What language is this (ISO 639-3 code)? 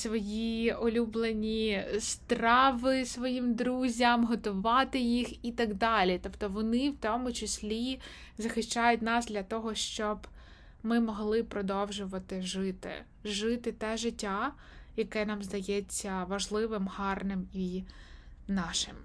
ukr